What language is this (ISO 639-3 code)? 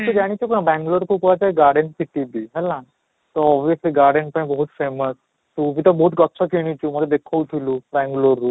ori